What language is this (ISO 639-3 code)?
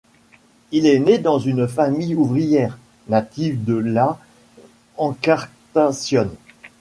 fra